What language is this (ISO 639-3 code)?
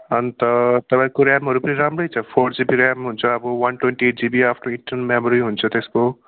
nep